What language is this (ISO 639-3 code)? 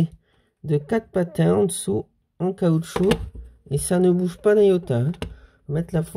fra